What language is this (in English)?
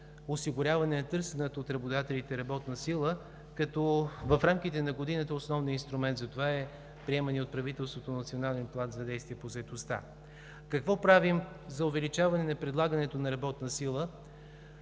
Bulgarian